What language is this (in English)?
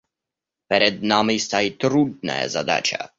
Russian